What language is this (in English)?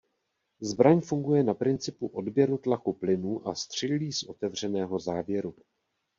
Czech